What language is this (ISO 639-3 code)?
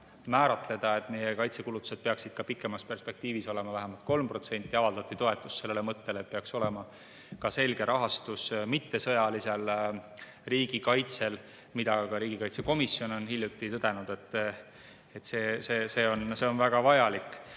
est